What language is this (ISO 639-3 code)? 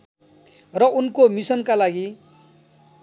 nep